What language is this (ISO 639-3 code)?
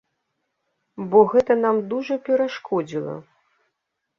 bel